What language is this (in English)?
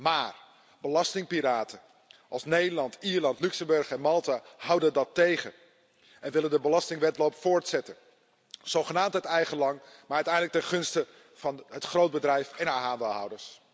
Dutch